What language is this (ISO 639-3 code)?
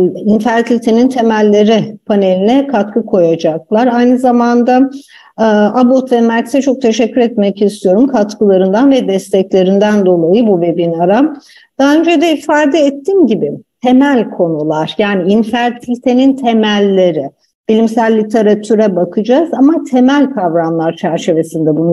tur